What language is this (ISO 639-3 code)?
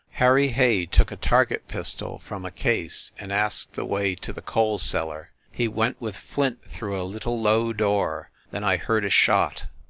eng